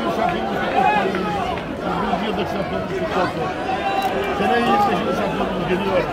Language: Turkish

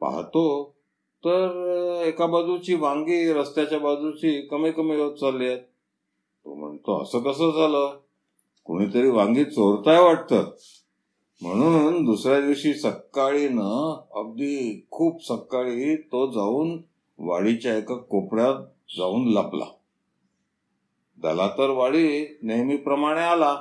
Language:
Marathi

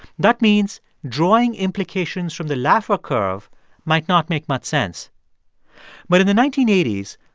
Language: English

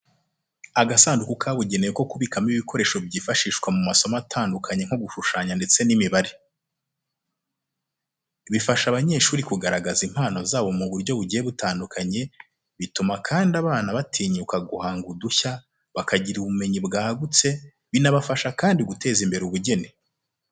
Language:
Kinyarwanda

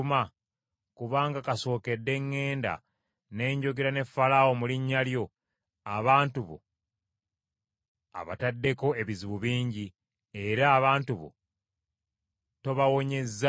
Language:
Ganda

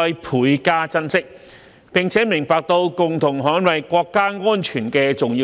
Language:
Cantonese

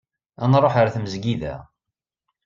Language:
Kabyle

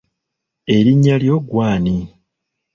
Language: Ganda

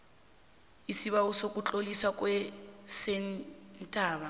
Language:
South Ndebele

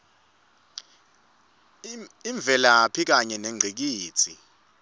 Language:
Swati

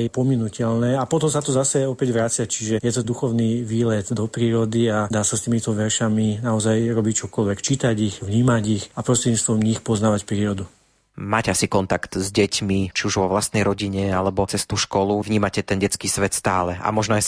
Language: Slovak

